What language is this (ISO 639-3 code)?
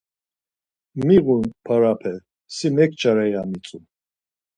lzz